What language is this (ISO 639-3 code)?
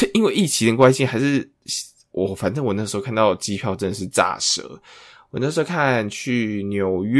zho